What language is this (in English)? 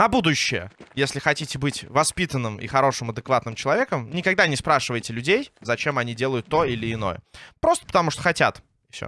Russian